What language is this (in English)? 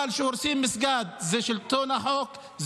Hebrew